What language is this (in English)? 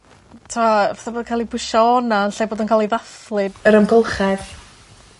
Welsh